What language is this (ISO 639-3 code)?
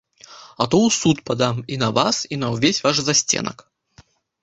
bel